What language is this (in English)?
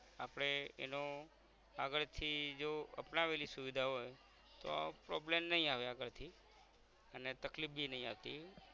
Gujarati